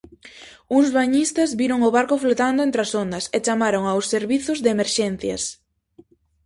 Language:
Galician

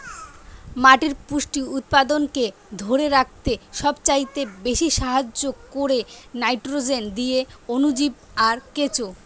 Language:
Bangla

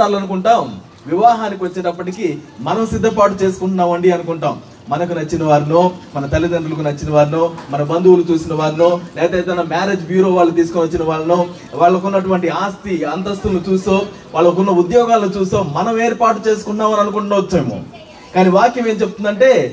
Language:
Telugu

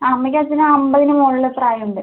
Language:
Malayalam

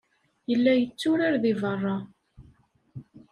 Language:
Kabyle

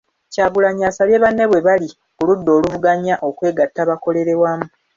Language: Ganda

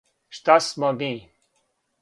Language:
Serbian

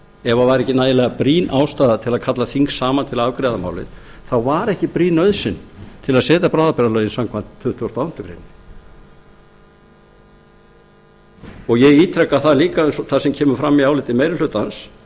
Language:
Icelandic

